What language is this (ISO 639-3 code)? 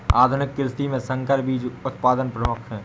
hin